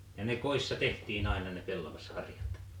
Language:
Finnish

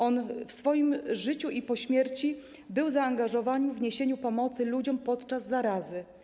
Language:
Polish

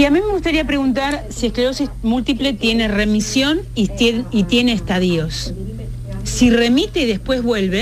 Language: Spanish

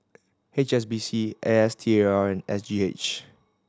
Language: English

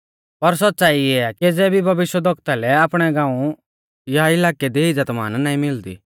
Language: Mahasu Pahari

